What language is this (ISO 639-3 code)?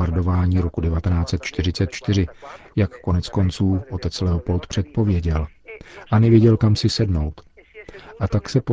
ces